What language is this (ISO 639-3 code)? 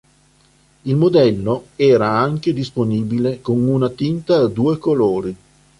ita